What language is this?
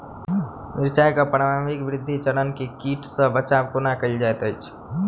Maithili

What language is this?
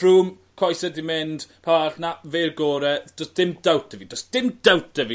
Welsh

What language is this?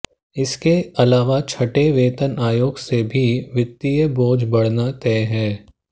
Hindi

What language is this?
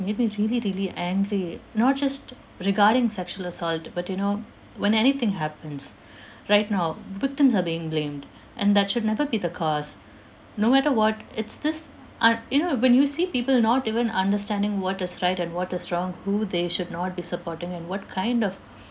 English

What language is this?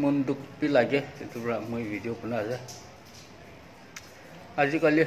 Bangla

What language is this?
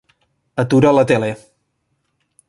Catalan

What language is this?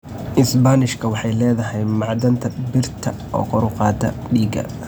Somali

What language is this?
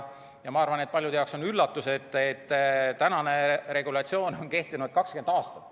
Estonian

